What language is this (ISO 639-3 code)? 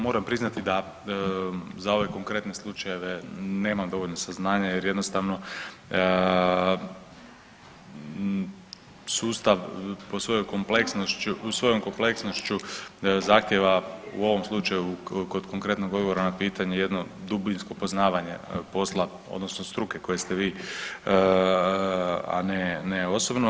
hrv